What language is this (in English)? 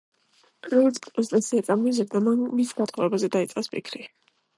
Georgian